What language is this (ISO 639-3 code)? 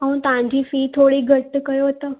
snd